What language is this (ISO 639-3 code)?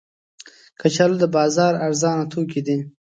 pus